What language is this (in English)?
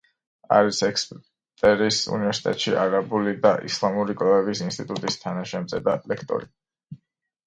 Georgian